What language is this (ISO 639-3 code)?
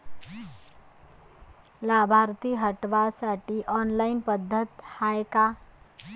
mar